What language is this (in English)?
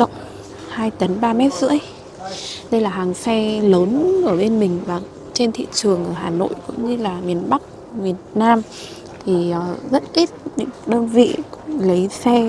Vietnamese